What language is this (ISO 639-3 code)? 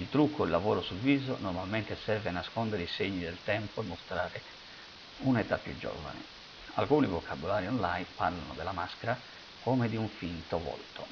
ita